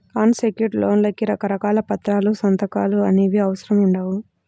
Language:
Telugu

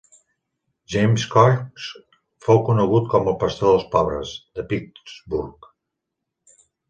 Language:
Catalan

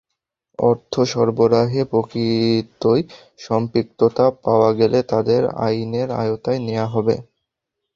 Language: Bangla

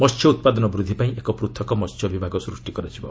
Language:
Odia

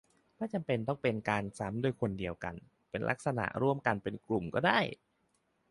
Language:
Thai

